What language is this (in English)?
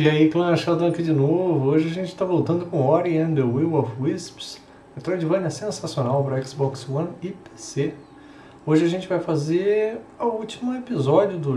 Portuguese